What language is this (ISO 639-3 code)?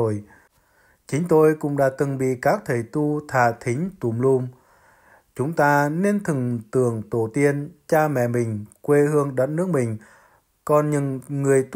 vie